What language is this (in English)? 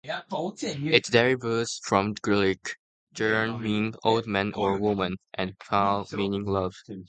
English